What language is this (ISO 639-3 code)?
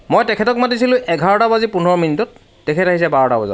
asm